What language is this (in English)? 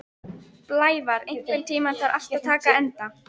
Icelandic